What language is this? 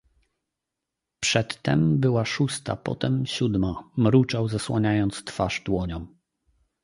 Polish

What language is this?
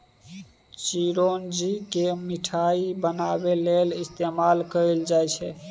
Maithili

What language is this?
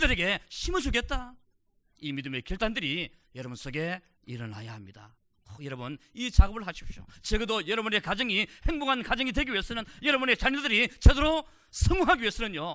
Korean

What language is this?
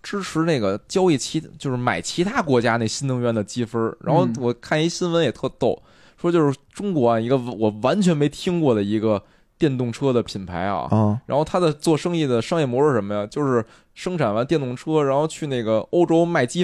Chinese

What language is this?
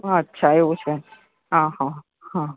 Gujarati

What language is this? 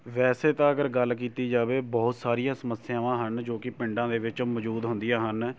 Punjabi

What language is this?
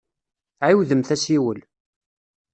Kabyle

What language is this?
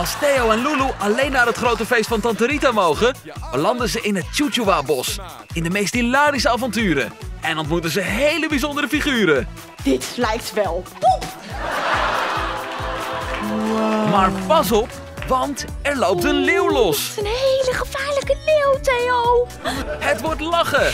Dutch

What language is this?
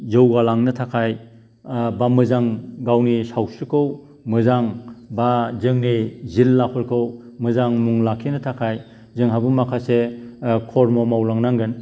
Bodo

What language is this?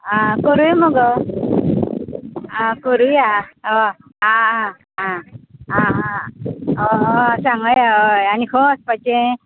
Konkani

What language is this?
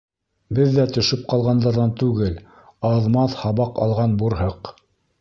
Bashkir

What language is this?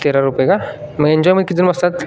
Marathi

